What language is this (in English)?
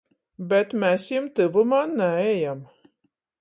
Latgalian